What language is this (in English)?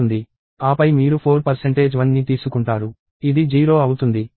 Telugu